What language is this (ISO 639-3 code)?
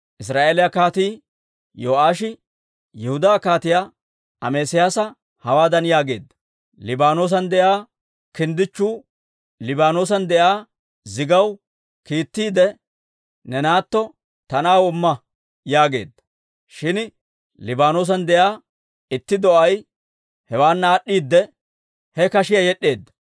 dwr